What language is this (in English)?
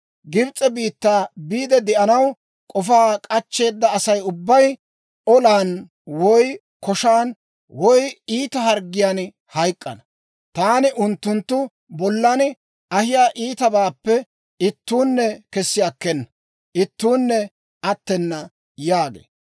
Dawro